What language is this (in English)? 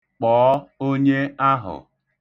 Igbo